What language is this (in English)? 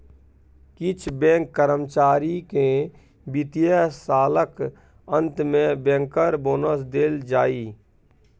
Maithili